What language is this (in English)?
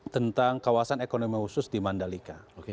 Indonesian